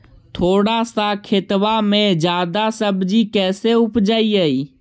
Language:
Magahi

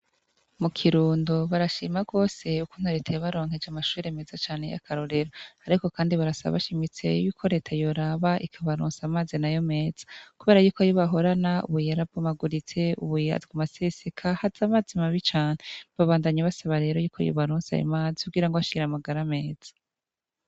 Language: Rundi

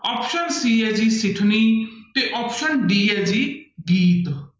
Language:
Punjabi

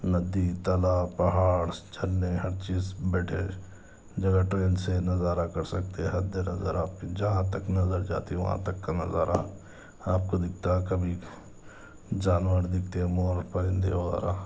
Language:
Urdu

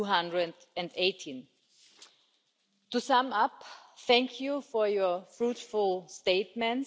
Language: English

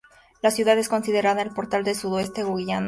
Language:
Spanish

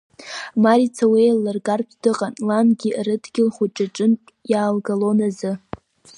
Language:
Abkhazian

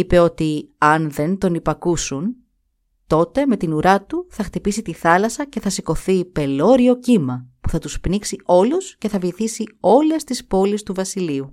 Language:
Greek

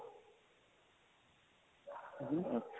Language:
Punjabi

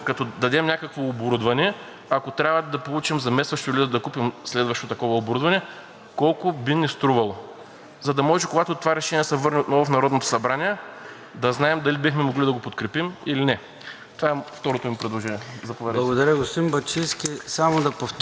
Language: Bulgarian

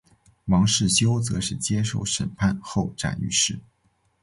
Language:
Chinese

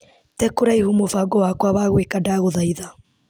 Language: Kikuyu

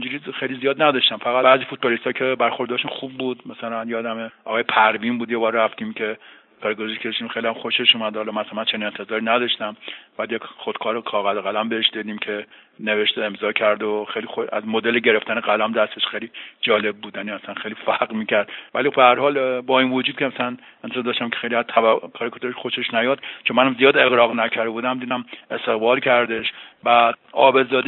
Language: Persian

